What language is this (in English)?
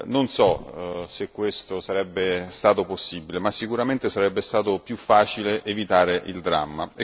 Italian